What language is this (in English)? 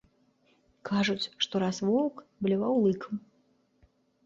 Belarusian